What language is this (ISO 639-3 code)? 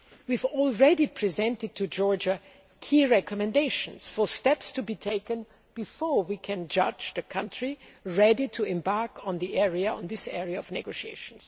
eng